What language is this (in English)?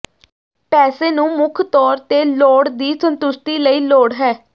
Punjabi